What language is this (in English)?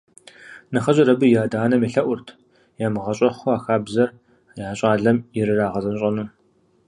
Kabardian